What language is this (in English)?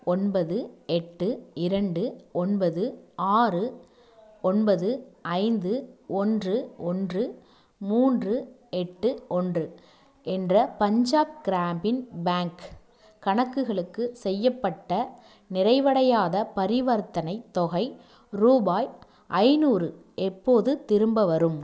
Tamil